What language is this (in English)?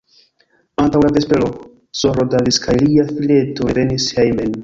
Esperanto